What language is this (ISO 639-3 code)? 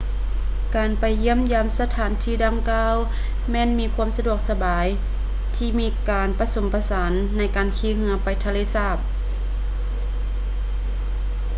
lao